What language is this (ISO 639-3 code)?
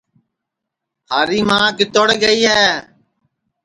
ssi